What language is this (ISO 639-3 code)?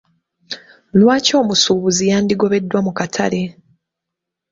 lug